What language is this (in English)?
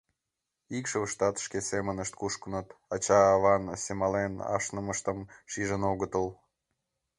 Mari